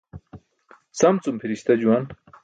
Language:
Burushaski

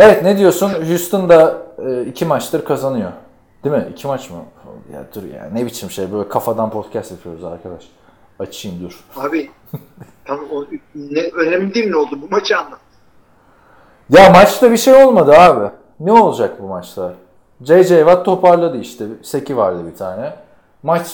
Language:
Turkish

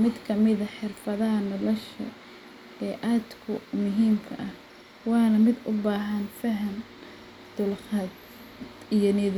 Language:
Somali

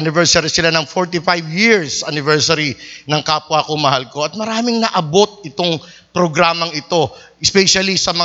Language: Filipino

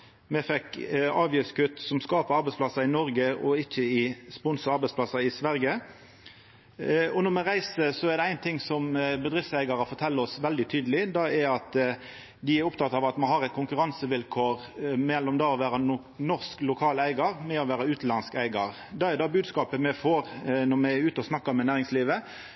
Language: Norwegian Nynorsk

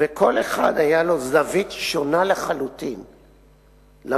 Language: Hebrew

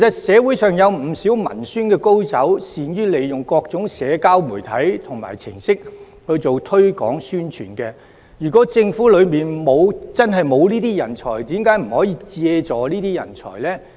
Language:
Cantonese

